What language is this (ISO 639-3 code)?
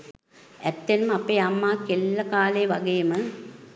sin